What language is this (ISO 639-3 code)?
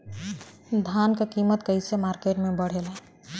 bho